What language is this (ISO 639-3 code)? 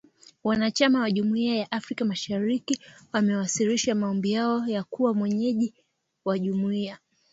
swa